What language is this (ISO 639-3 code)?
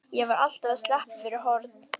isl